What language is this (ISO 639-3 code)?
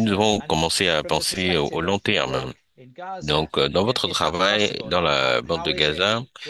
fra